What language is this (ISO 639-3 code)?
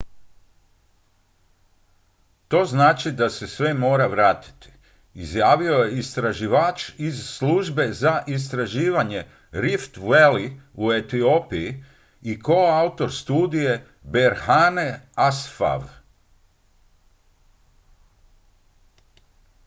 hrv